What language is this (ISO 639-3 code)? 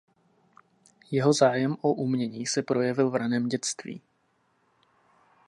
ces